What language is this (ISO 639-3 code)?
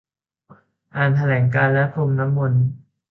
tha